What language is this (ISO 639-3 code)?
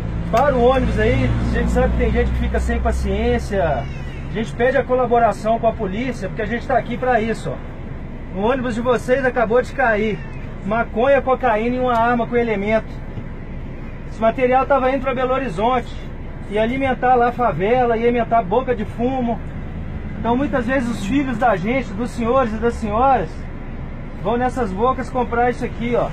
por